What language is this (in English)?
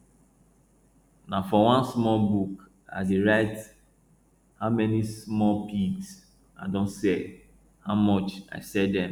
Nigerian Pidgin